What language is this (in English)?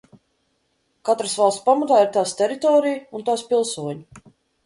Latvian